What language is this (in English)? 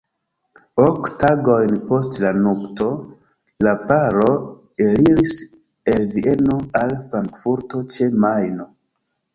Esperanto